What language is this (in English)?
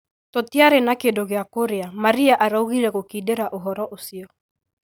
Kikuyu